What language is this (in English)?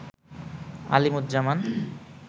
Bangla